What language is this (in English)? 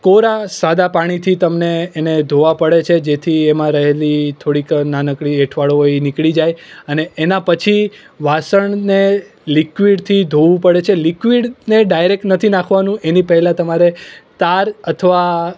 Gujarati